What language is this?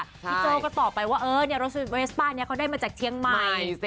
Thai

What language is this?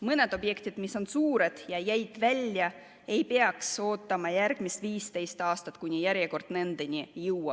Estonian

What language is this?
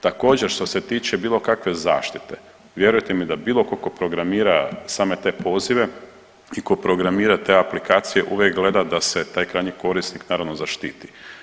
Croatian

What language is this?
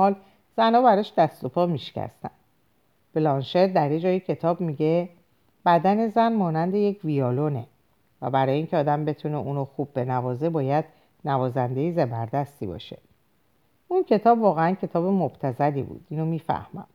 Persian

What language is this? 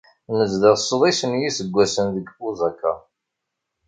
Kabyle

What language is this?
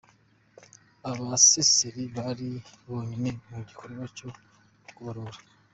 Kinyarwanda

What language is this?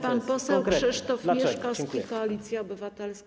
Polish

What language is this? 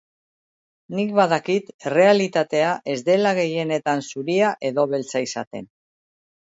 Basque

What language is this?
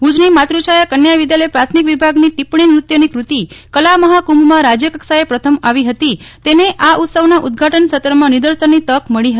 Gujarati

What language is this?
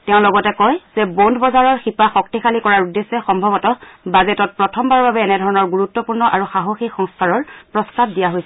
Assamese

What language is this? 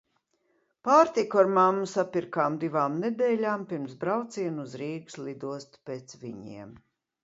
Latvian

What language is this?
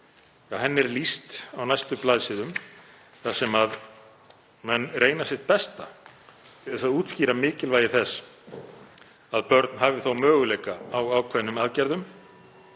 Icelandic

